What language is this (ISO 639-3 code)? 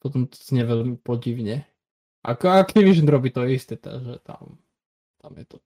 slk